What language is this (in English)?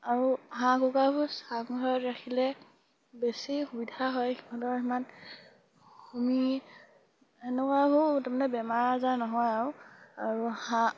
Assamese